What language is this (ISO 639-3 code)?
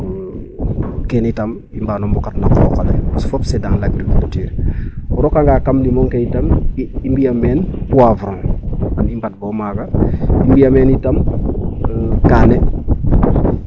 srr